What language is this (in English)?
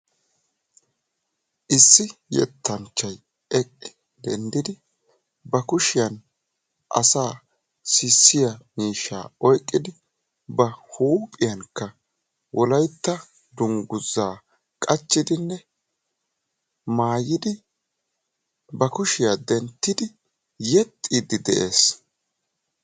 Wolaytta